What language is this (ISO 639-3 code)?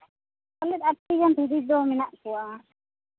sat